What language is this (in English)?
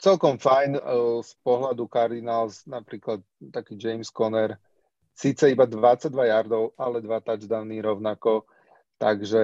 Slovak